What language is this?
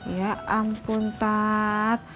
Indonesian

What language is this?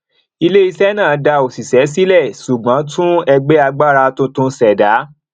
Yoruba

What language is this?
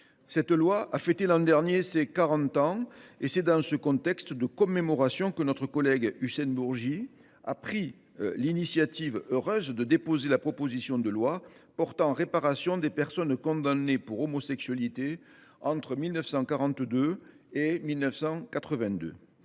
French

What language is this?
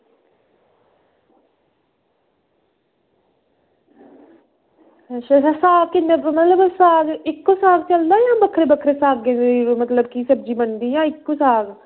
Dogri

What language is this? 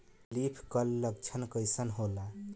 Bhojpuri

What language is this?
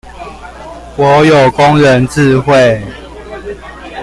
Chinese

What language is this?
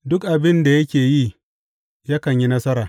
Hausa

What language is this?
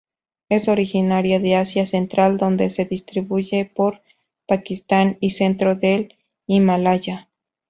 Spanish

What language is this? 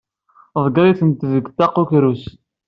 Kabyle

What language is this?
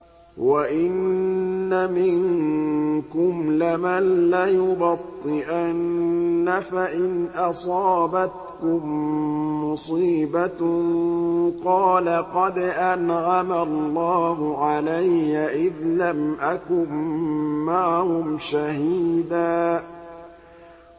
Arabic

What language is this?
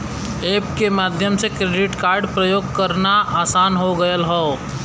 Bhojpuri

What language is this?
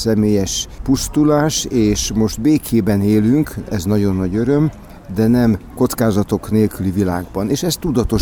Hungarian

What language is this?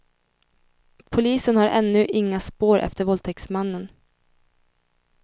Swedish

